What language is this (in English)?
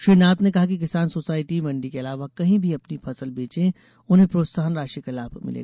Hindi